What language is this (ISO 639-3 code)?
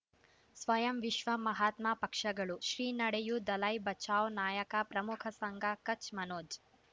kan